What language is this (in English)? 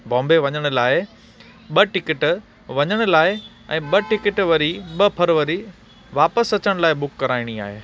Sindhi